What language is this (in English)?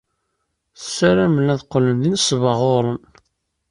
Kabyle